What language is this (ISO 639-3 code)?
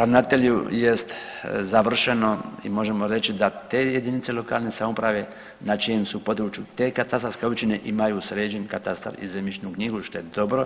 hrv